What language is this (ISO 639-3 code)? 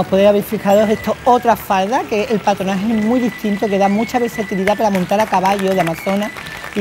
spa